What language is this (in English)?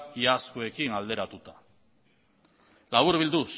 Basque